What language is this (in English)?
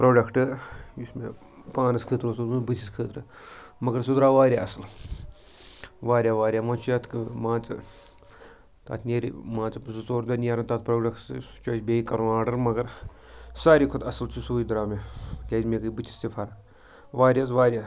Kashmiri